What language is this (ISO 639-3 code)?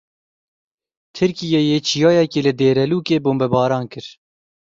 kur